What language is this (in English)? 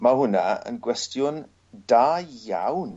Welsh